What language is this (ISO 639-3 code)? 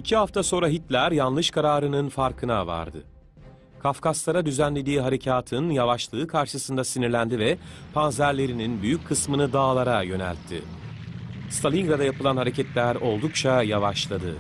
tur